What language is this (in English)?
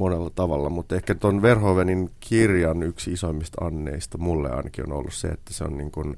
Finnish